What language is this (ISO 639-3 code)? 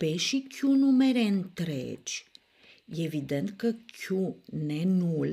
ron